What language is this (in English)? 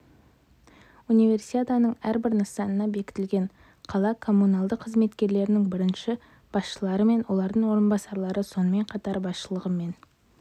Kazakh